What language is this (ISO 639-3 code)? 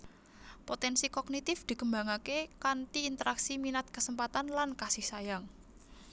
jav